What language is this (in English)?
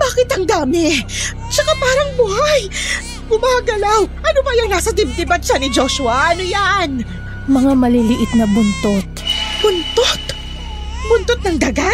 Filipino